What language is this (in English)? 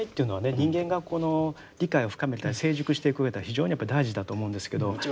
Japanese